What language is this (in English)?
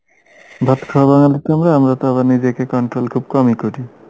Bangla